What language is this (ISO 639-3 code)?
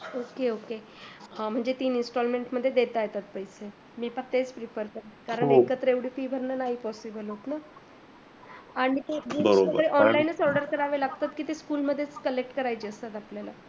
mar